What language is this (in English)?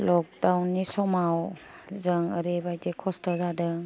Bodo